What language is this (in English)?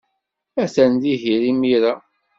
Kabyle